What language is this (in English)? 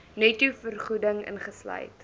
Afrikaans